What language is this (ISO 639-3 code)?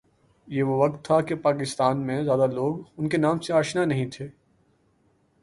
urd